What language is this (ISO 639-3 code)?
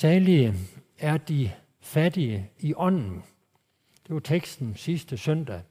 dan